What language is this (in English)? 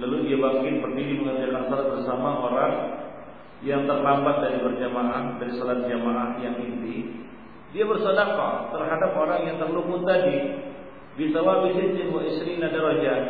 Malay